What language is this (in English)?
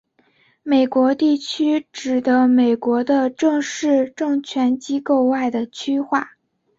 Chinese